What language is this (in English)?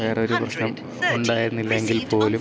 Malayalam